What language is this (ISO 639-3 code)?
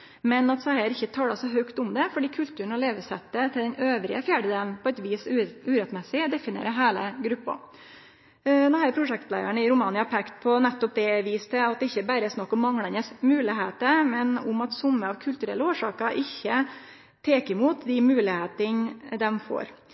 nno